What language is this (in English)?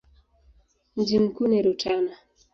Swahili